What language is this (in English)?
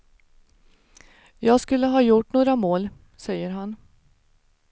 Swedish